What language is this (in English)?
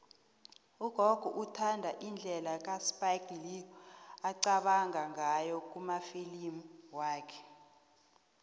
South Ndebele